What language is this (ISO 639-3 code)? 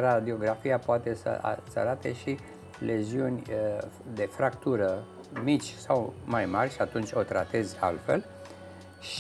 ron